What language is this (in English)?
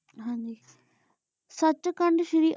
Punjabi